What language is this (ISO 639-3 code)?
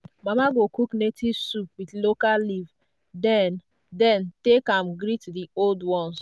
pcm